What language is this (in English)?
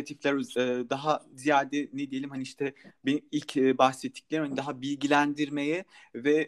Turkish